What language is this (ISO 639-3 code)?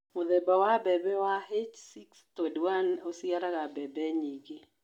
kik